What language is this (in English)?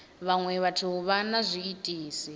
Venda